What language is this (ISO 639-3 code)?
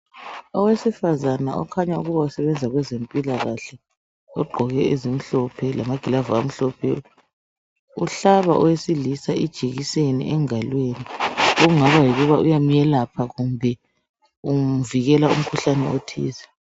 nde